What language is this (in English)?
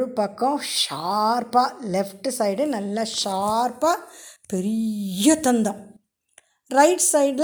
Tamil